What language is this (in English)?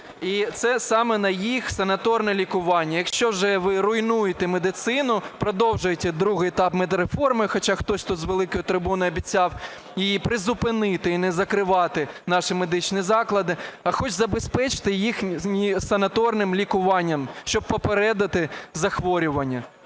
Ukrainian